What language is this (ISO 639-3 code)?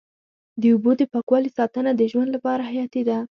pus